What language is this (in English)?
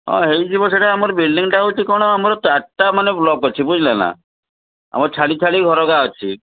Odia